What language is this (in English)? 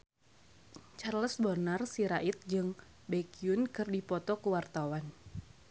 Sundanese